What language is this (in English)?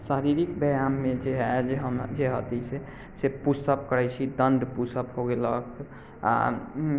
Maithili